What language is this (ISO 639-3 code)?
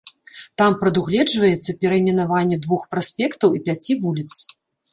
bel